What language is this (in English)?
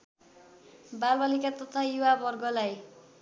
Nepali